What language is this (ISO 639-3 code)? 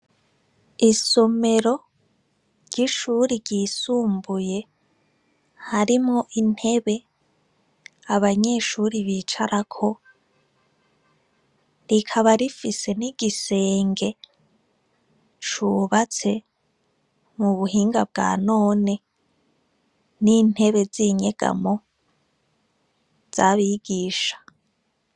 run